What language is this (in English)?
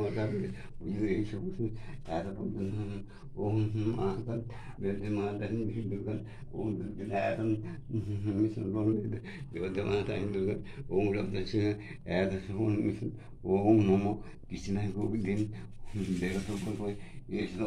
Turkish